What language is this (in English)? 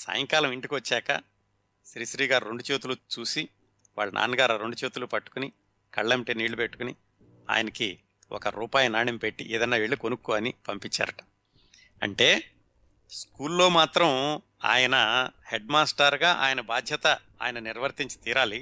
Telugu